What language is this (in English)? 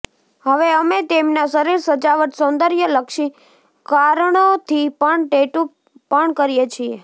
Gujarati